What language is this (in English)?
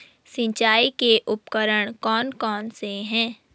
Hindi